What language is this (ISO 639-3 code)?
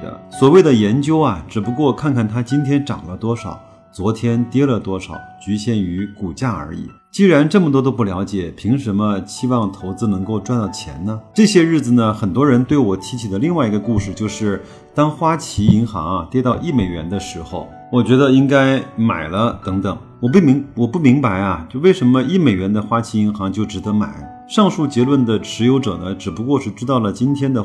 zho